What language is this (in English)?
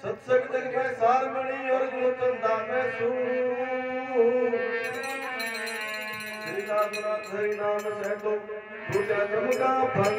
Arabic